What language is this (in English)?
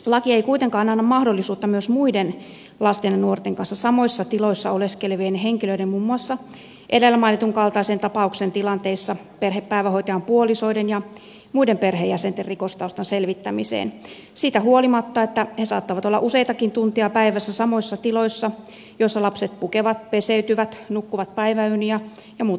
Finnish